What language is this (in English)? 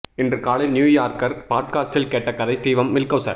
Tamil